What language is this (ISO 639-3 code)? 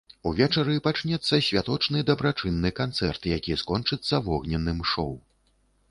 bel